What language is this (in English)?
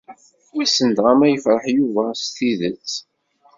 Kabyle